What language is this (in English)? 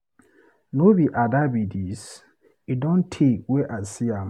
Nigerian Pidgin